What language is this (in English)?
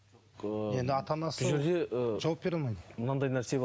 Kazakh